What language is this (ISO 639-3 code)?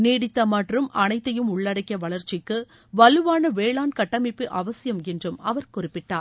tam